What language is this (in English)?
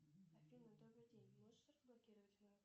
Russian